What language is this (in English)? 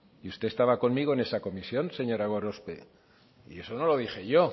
Spanish